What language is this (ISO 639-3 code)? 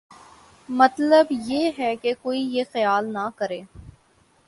urd